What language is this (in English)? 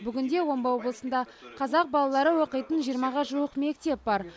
Kazakh